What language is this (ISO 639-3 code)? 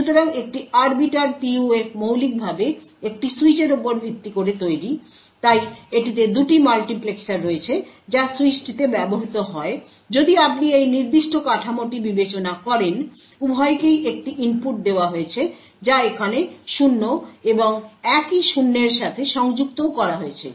ben